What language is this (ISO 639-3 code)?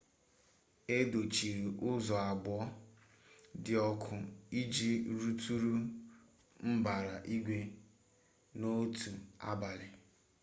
ibo